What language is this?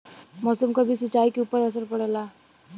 Bhojpuri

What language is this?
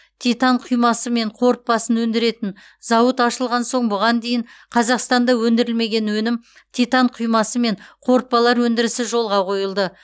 Kazakh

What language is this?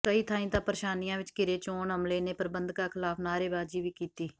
Punjabi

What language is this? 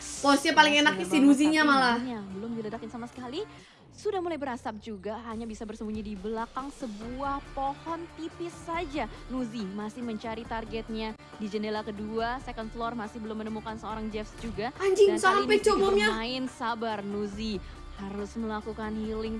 Indonesian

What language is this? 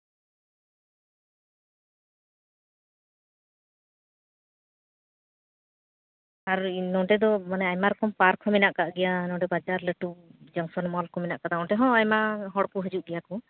Santali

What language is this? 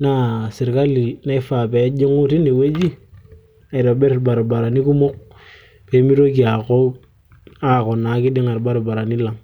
Masai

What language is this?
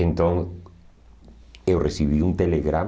Portuguese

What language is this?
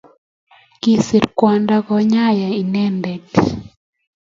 Kalenjin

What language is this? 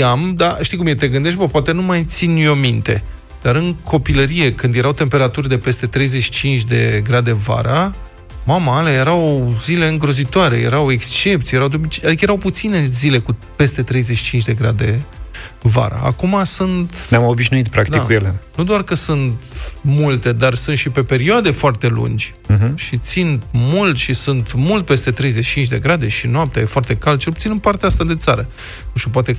Romanian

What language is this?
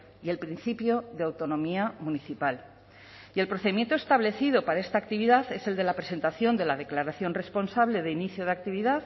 Spanish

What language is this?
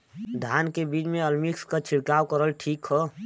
Bhojpuri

